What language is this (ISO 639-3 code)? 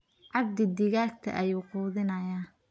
som